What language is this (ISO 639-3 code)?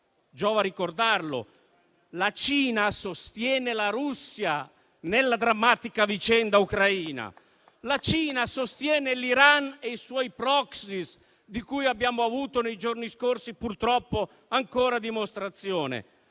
ita